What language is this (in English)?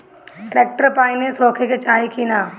Bhojpuri